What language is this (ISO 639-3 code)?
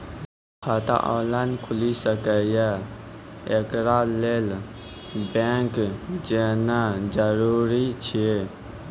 mai